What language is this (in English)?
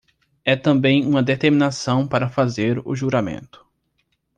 Portuguese